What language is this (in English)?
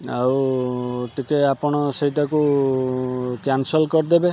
Odia